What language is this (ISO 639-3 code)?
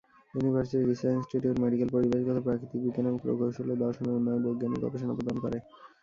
ben